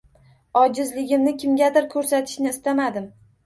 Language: Uzbek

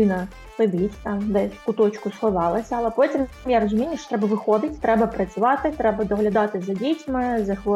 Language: Ukrainian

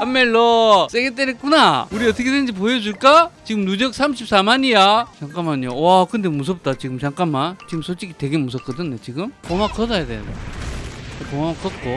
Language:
Korean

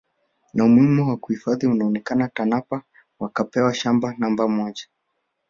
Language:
Swahili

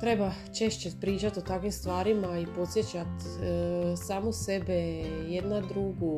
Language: Croatian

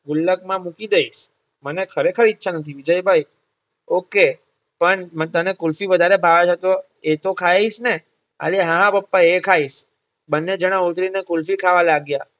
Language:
Gujarati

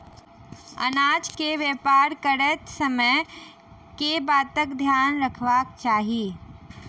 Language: Maithili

